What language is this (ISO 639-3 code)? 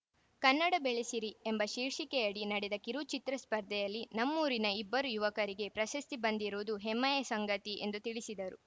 kan